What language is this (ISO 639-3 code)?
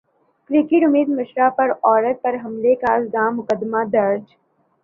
urd